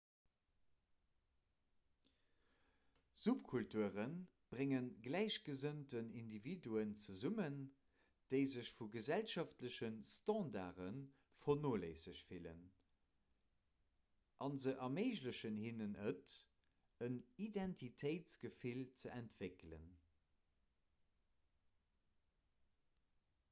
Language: Luxembourgish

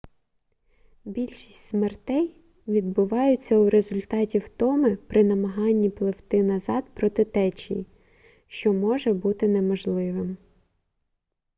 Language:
Ukrainian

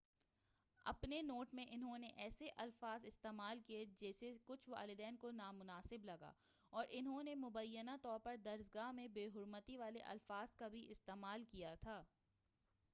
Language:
Urdu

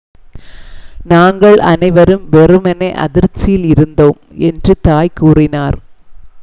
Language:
Tamil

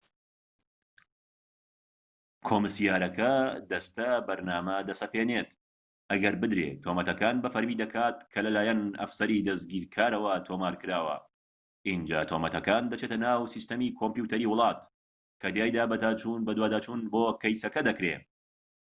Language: Central Kurdish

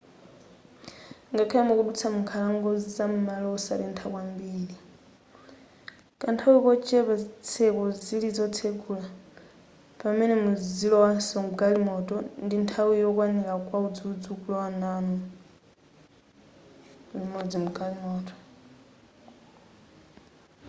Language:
Nyanja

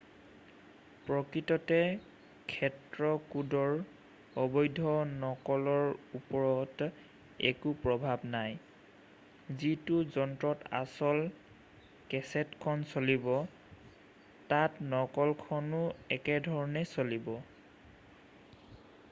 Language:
Assamese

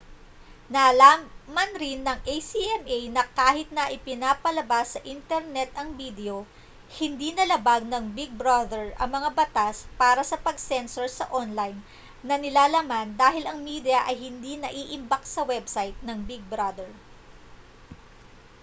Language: Filipino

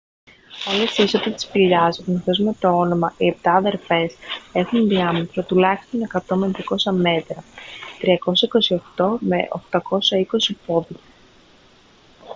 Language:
Greek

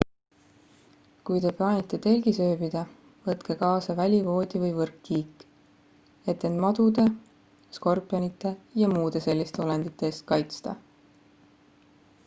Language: Estonian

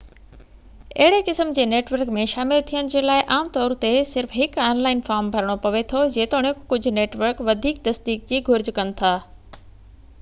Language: Sindhi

